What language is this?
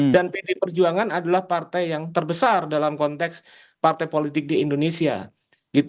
Indonesian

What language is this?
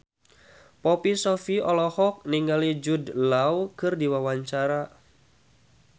Sundanese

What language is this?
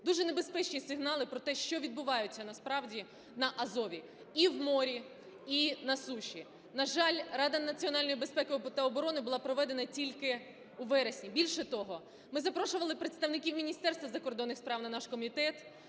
Ukrainian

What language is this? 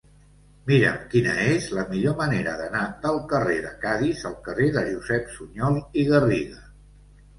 Catalan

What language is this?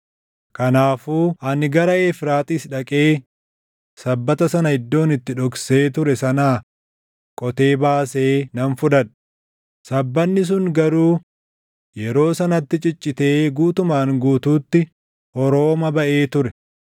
Oromo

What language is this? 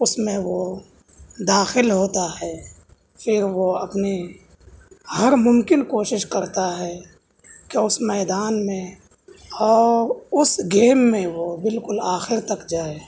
Urdu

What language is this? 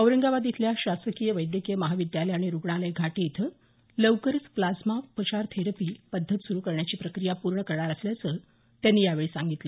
Marathi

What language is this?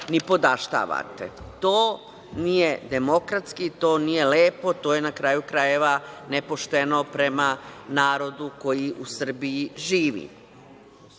Serbian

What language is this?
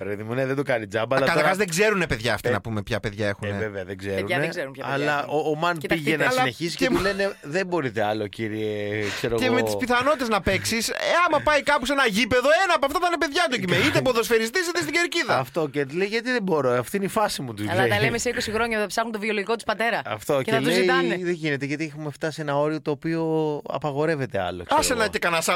Greek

